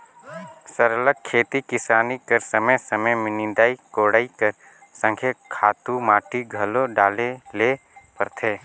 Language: Chhattisgarhi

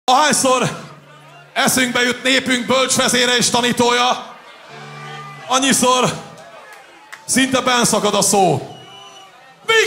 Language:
Hungarian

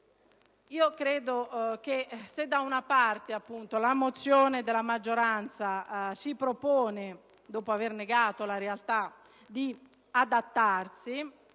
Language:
Italian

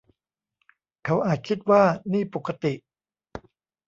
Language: Thai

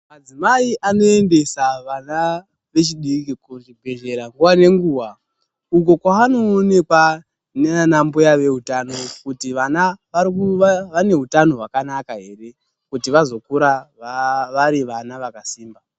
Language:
Ndau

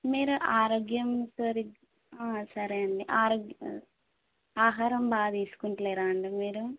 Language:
Telugu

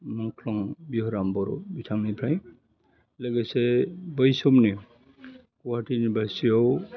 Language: Bodo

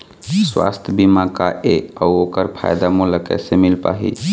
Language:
Chhattisgarhi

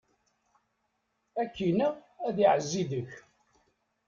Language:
Kabyle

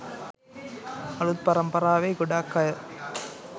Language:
Sinhala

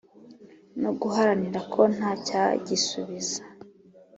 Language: Kinyarwanda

